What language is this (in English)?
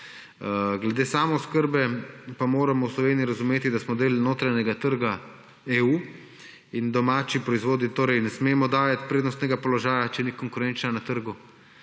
Slovenian